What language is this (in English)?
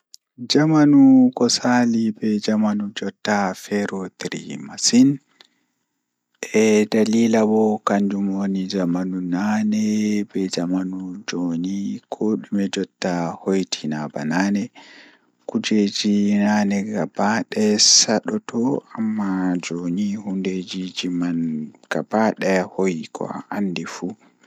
Fula